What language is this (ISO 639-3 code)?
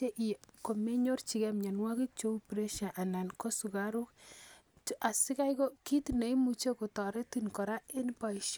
kln